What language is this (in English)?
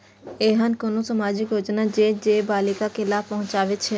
Maithili